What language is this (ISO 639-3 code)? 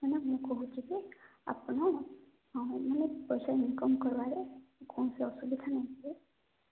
ori